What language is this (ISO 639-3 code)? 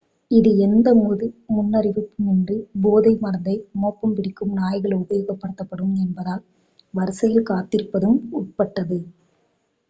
tam